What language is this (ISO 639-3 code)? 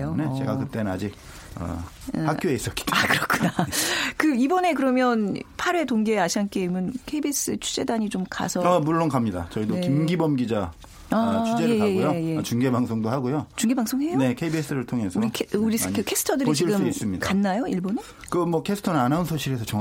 kor